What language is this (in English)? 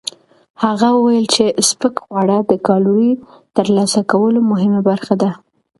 Pashto